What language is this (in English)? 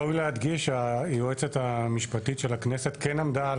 Hebrew